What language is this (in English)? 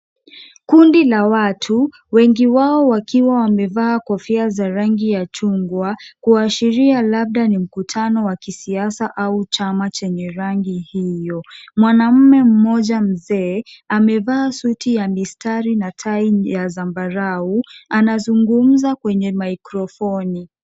Swahili